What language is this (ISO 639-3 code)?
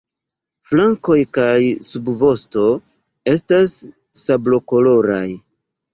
epo